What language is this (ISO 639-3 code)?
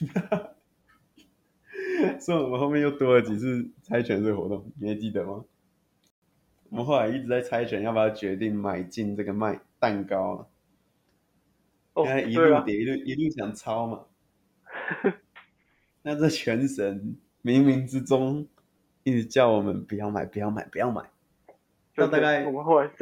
zho